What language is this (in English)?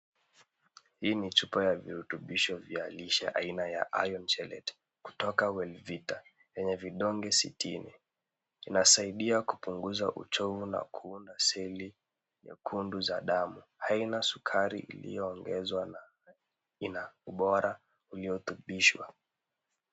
Swahili